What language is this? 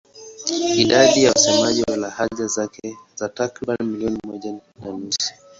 Swahili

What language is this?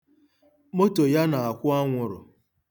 Igbo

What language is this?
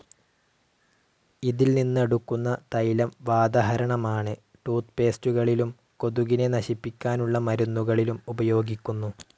Malayalam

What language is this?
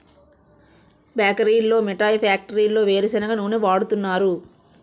Telugu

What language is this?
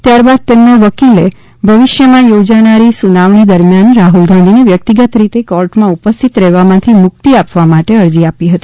Gujarati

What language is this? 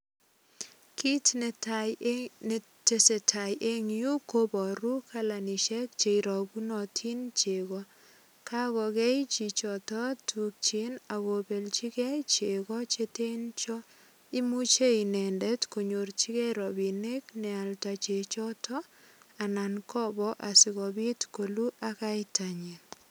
Kalenjin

